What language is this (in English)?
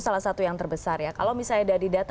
Indonesian